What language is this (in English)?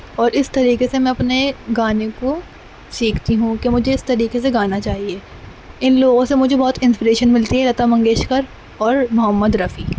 Urdu